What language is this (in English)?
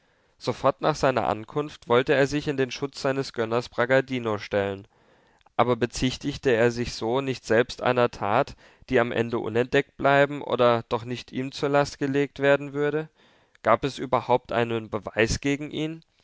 German